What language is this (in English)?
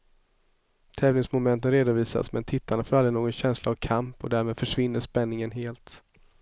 Swedish